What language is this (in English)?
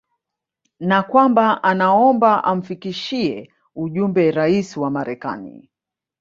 Swahili